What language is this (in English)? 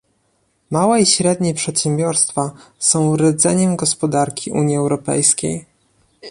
Polish